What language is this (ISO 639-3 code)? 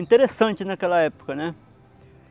por